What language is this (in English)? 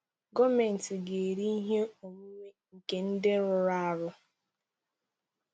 Igbo